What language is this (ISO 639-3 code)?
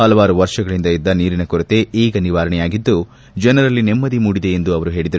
kan